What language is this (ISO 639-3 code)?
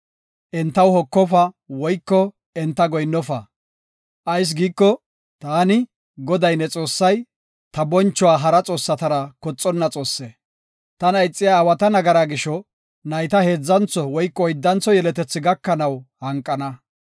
gof